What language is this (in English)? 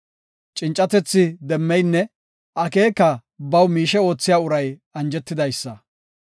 Gofa